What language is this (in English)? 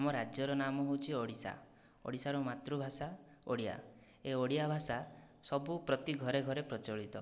Odia